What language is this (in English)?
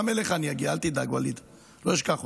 Hebrew